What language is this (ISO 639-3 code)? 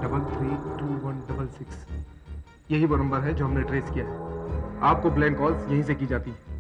hin